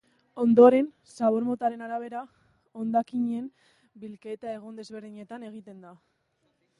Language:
Basque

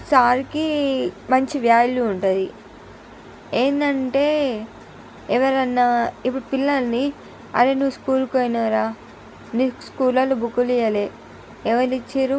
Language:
Telugu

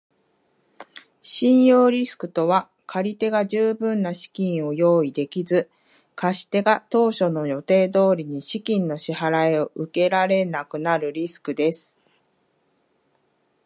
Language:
Japanese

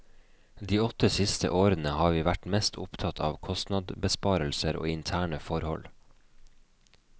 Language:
Norwegian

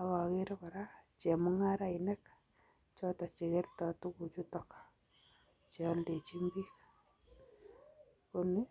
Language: Kalenjin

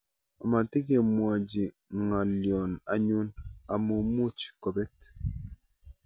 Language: Kalenjin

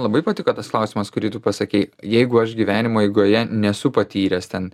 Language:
Lithuanian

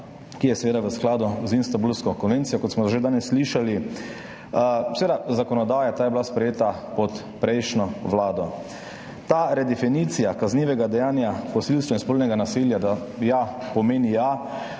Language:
Slovenian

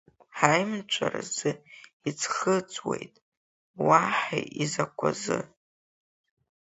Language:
Abkhazian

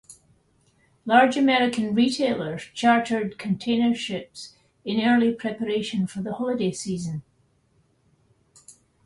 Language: English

